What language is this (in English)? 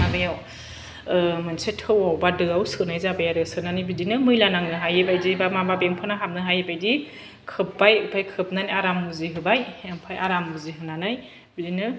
Bodo